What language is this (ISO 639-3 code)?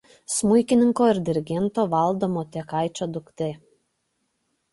lit